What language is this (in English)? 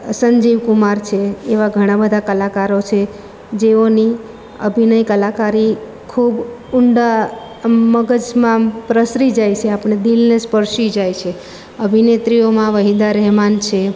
Gujarati